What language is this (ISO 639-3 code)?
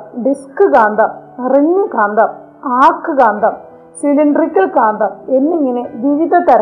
mal